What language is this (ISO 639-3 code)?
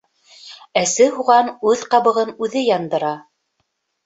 bak